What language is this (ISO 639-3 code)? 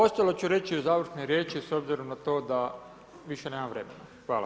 hrv